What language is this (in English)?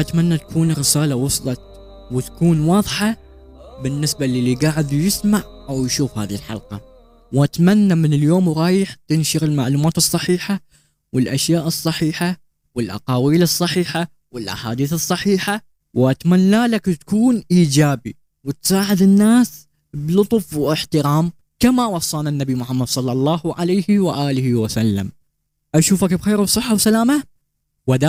Arabic